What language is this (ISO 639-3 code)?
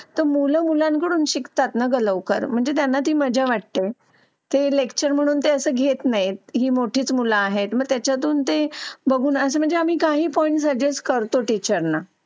mar